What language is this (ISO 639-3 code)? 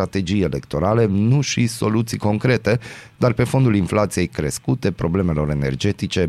ron